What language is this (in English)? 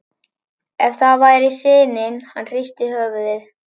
Icelandic